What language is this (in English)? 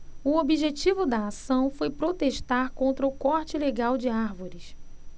Portuguese